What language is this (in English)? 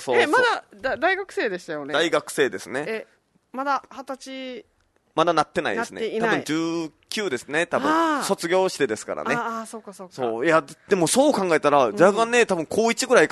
Japanese